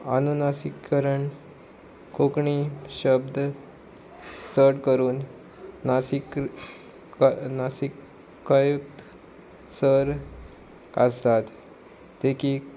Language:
Konkani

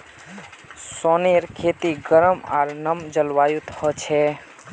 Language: Magahi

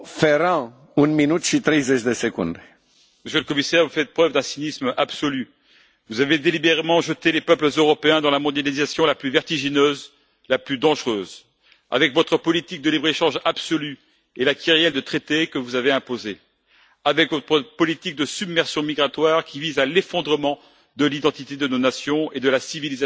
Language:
French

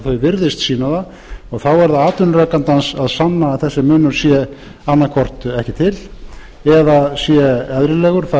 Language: Icelandic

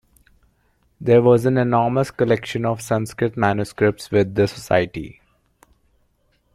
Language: English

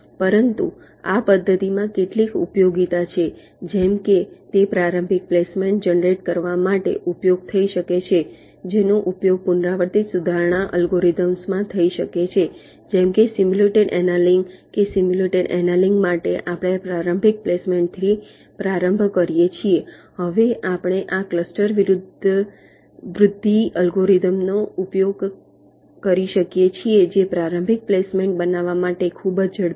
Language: Gujarati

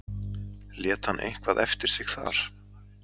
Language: Icelandic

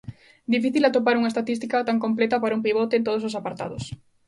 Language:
Galician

